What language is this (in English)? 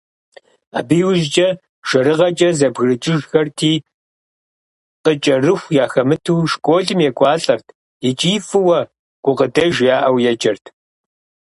Kabardian